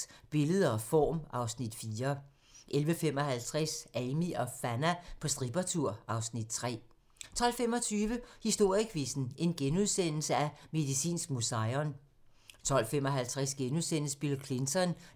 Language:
Danish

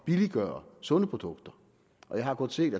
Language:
Danish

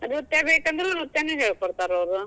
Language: Kannada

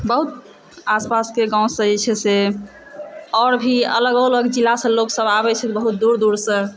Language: Maithili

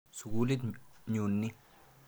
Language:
Kalenjin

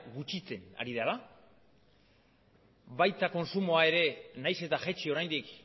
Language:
Basque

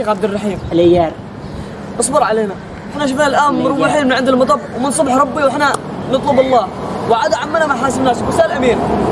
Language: Arabic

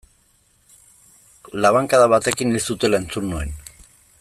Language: Basque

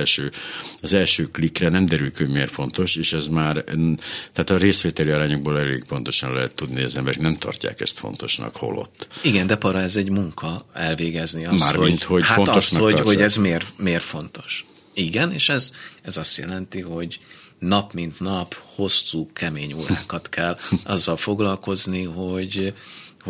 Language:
Hungarian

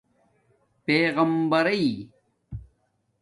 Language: Domaaki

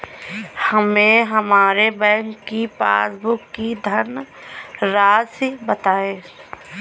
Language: Hindi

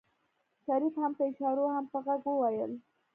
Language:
Pashto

